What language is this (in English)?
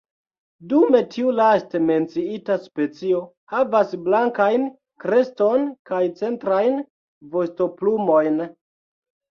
Esperanto